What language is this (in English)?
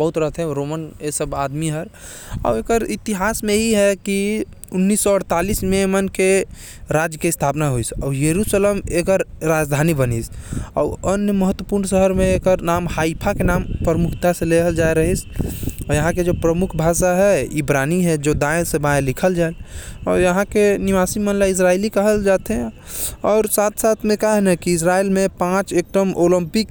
Korwa